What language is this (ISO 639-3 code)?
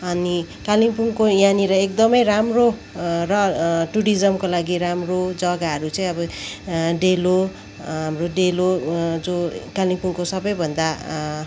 nep